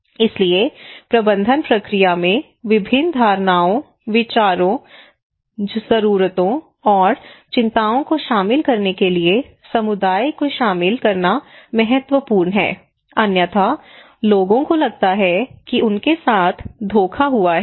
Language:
Hindi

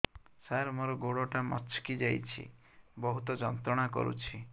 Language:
Odia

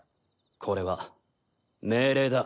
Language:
Japanese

